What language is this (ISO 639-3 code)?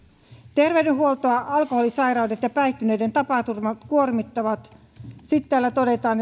fin